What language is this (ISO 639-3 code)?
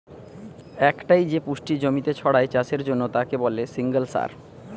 ben